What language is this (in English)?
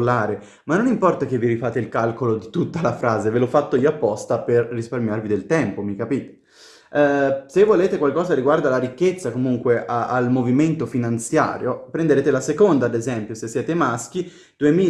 Italian